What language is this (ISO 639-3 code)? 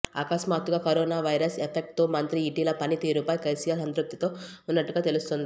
tel